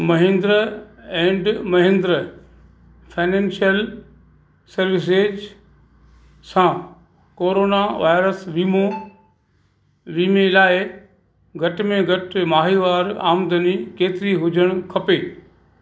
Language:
Sindhi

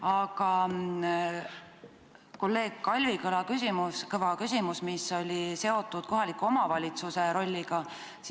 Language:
Estonian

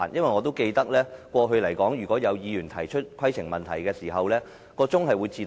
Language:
Cantonese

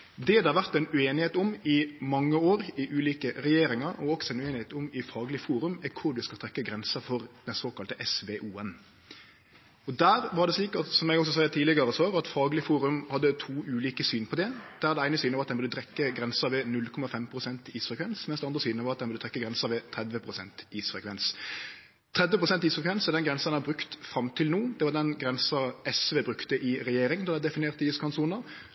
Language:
Norwegian Nynorsk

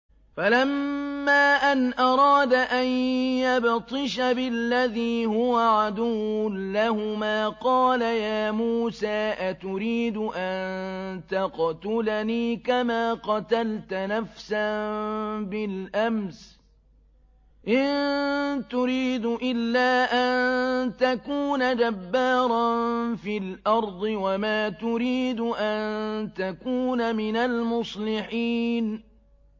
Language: Arabic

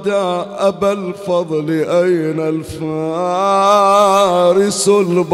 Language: Arabic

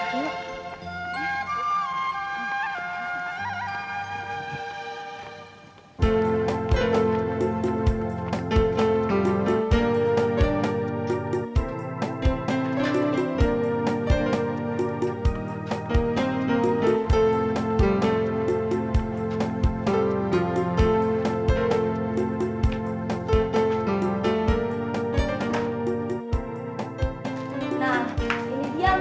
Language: Indonesian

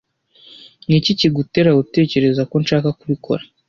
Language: Kinyarwanda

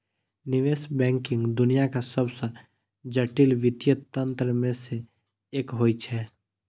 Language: Maithili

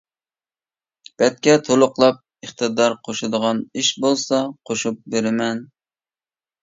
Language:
Uyghur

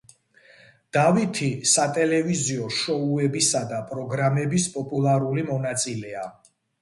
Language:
Georgian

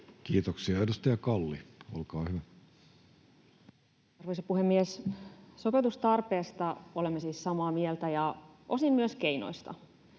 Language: Finnish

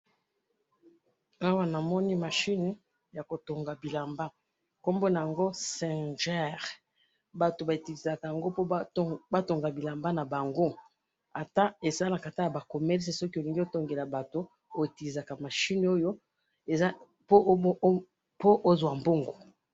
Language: Lingala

